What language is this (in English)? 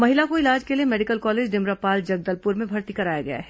Hindi